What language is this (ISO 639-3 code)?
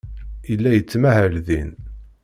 kab